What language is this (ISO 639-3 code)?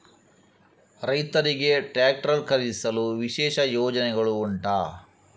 kan